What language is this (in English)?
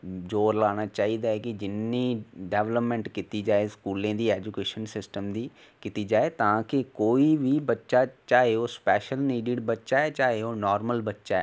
Dogri